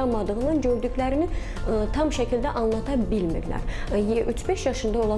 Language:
Turkish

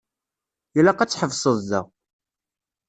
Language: Kabyle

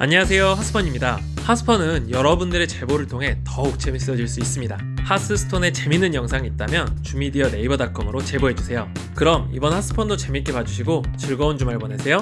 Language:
Korean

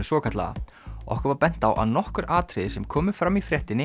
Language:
Icelandic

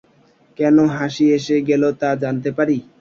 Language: Bangla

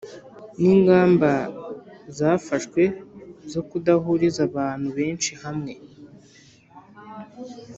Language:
Kinyarwanda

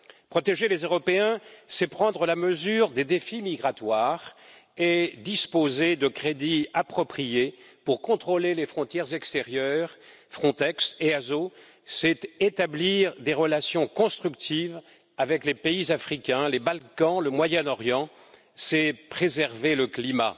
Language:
French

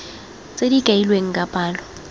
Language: Tswana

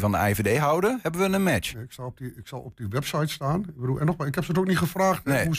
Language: Dutch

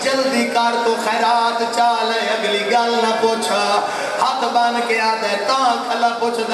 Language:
Arabic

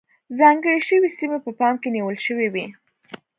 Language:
Pashto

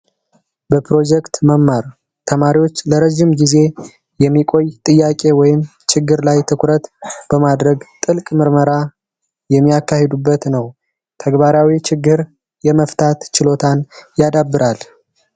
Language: Amharic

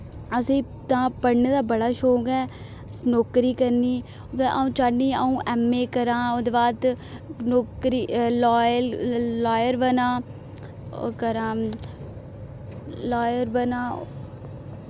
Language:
Dogri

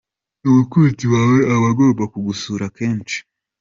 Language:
Kinyarwanda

